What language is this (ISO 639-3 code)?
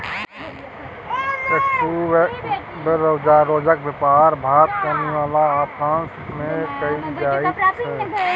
mai